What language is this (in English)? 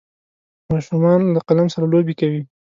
Pashto